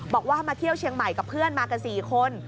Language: Thai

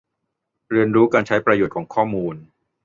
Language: Thai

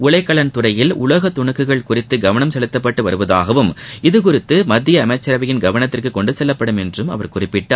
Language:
Tamil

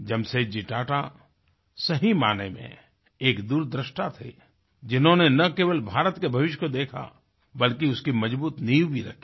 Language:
Hindi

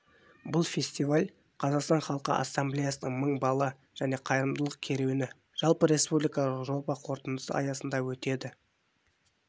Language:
Kazakh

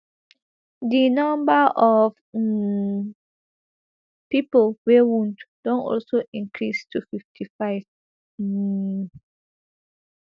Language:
Nigerian Pidgin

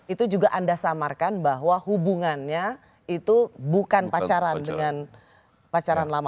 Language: Indonesian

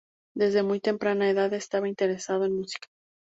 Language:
Spanish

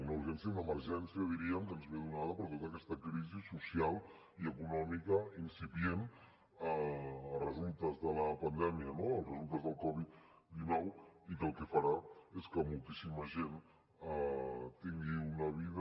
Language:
Catalan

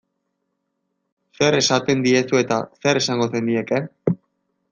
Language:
Basque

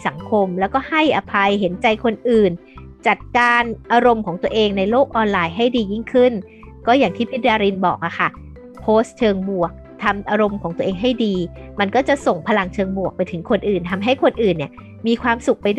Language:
Thai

